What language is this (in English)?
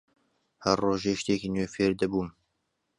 Central Kurdish